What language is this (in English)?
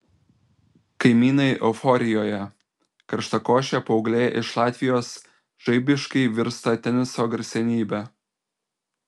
Lithuanian